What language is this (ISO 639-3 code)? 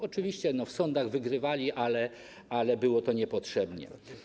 pol